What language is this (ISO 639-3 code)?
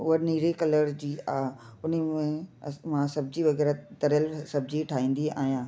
snd